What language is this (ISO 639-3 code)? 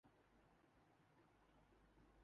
urd